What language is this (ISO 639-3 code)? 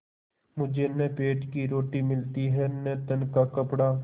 hin